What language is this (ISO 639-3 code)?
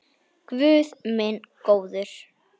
isl